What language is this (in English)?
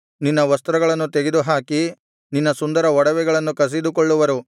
Kannada